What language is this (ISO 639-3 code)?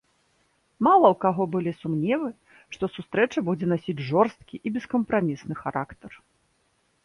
bel